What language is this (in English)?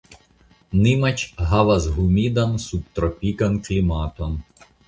Esperanto